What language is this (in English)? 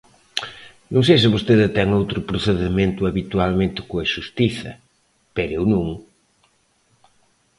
Galician